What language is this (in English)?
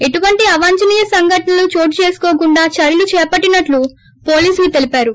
Telugu